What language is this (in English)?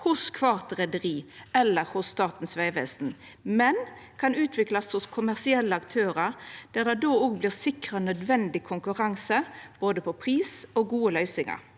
Norwegian